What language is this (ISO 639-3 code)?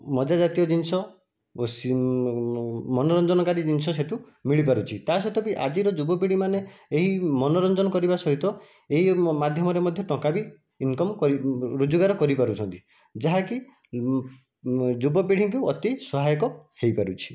ori